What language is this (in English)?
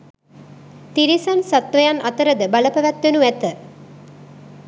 Sinhala